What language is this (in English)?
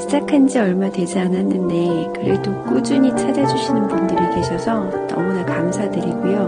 Korean